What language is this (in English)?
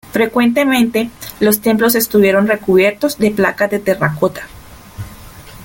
Spanish